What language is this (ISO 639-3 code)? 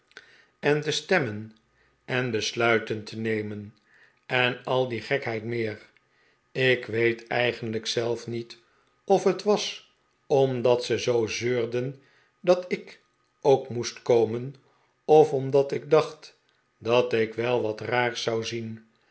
nld